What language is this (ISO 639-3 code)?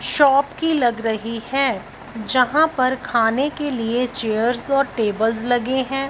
hin